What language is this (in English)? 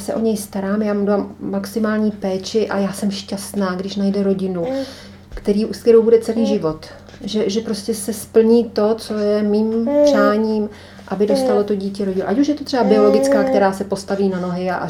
Czech